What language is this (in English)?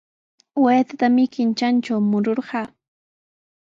Sihuas Ancash Quechua